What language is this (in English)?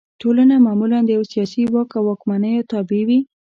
Pashto